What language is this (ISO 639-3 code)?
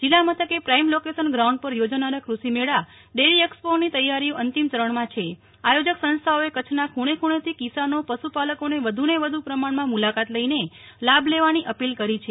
guj